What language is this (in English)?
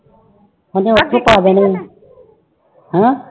Punjabi